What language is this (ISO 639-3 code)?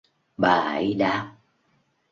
vie